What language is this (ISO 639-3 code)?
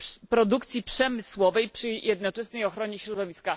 pol